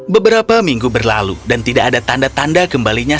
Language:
Indonesian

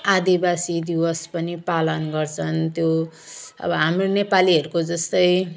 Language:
Nepali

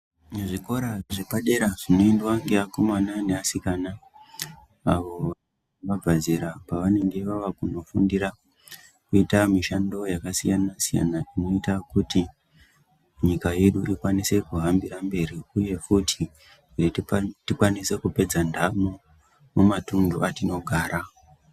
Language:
Ndau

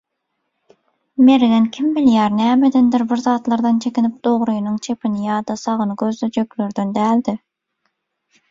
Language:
Turkmen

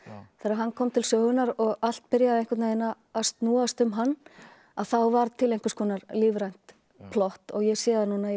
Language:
Icelandic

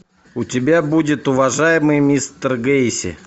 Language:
Russian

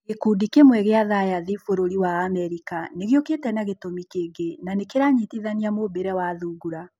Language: Kikuyu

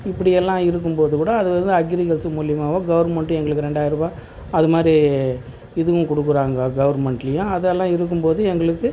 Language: Tamil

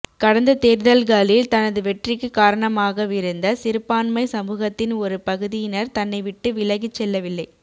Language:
Tamil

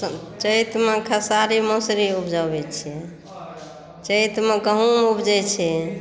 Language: Maithili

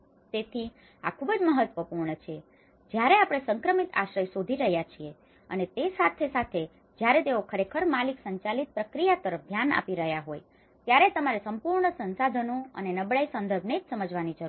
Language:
Gujarati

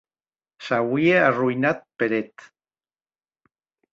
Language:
Occitan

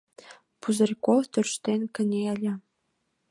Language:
Mari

